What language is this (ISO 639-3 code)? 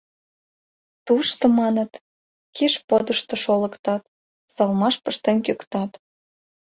chm